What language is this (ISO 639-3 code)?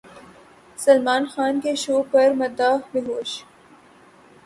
urd